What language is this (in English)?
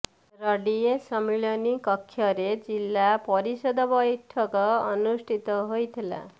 Odia